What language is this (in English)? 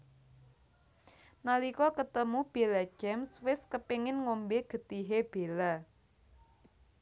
Javanese